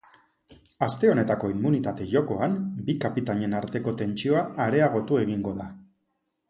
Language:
Basque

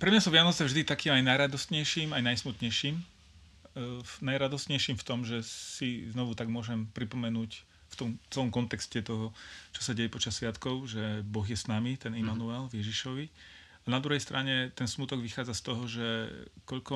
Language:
Slovak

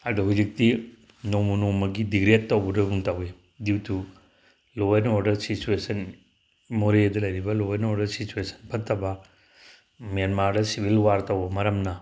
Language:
Manipuri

